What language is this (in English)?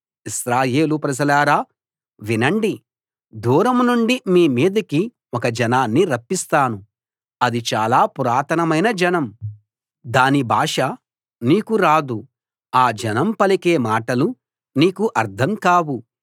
Telugu